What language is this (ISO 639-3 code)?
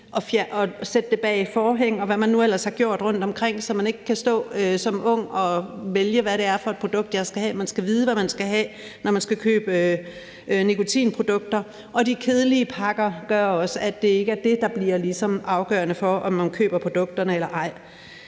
dan